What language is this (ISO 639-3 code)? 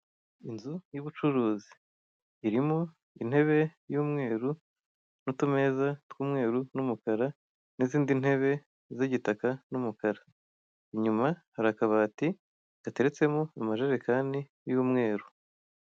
kin